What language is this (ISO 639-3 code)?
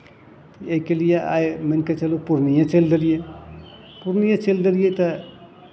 mai